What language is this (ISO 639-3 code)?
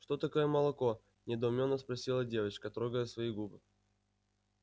rus